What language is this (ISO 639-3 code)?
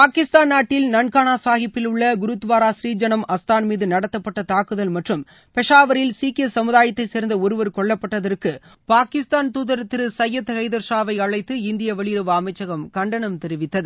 tam